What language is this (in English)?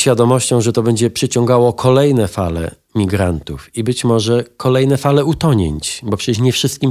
Polish